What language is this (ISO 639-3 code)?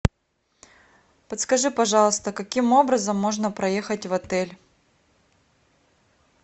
rus